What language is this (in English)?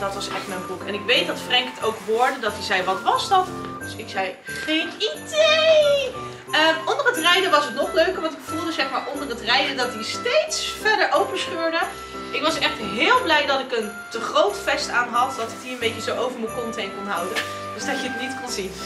Dutch